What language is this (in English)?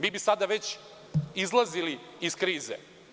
Serbian